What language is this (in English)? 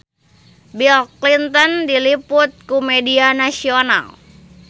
Sundanese